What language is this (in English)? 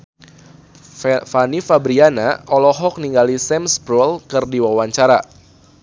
Sundanese